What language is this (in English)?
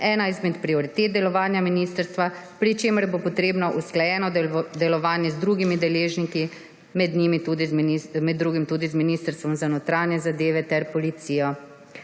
Slovenian